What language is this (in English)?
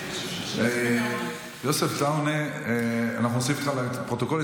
Hebrew